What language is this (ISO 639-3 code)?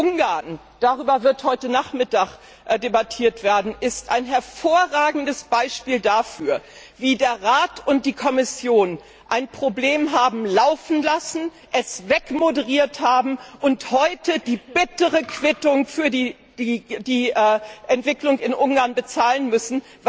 deu